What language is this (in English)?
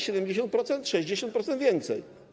Polish